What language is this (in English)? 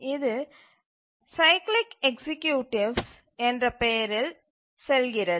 Tamil